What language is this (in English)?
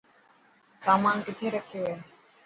Dhatki